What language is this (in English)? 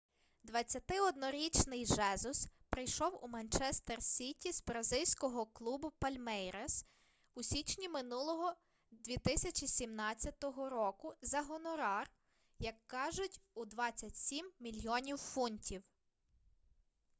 Ukrainian